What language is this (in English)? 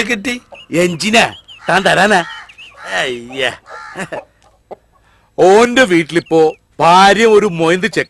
Arabic